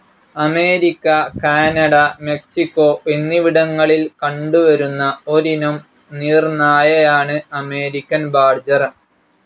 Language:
Malayalam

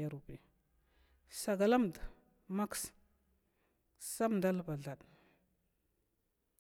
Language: Glavda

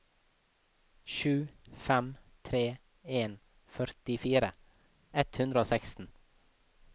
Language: Norwegian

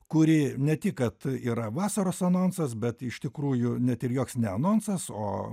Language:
Lithuanian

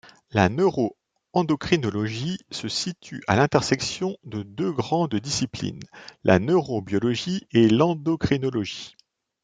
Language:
French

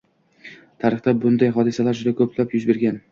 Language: Uzbek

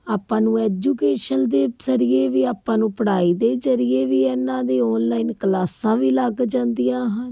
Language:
Punjabi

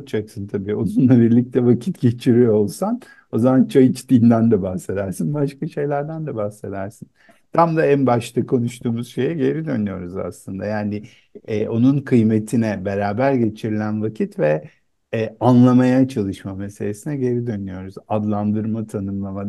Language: Turkish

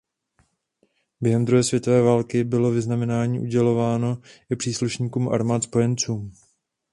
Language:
Czech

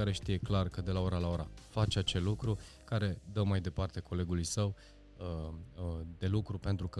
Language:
Romanian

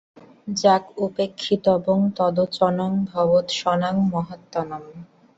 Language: Bangla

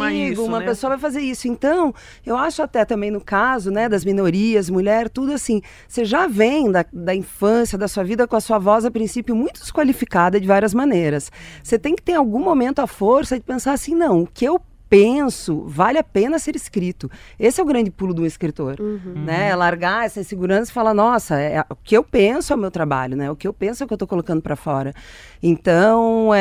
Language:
Portuguese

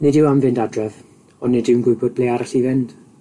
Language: Welsh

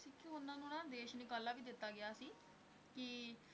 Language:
Punjabi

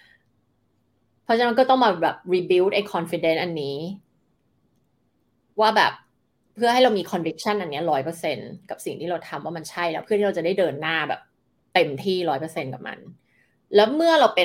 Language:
Thai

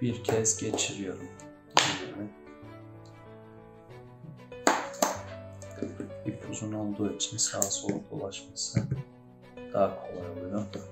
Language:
Turkish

